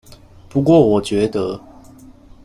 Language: Chinese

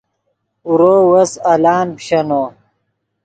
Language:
Yidgha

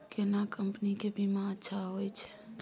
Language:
Maithili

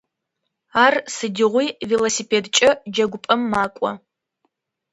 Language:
Adyghe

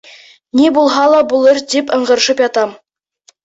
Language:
Bashkir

